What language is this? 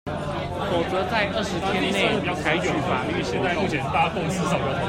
Chinese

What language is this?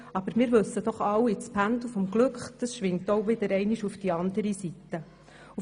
Swiss German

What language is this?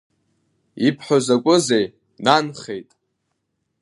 Abkhazian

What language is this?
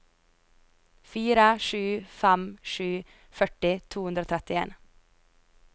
Norwegian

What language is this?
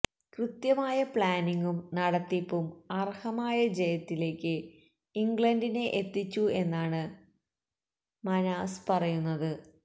Malayalam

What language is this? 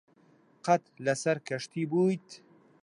Central Kurdish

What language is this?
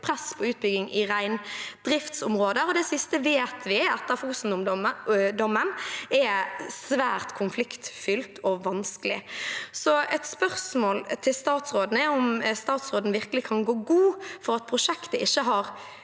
Norwegian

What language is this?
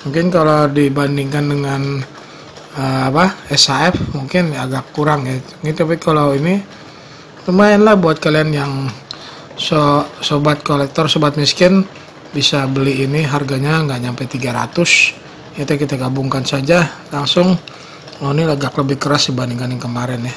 Indonesian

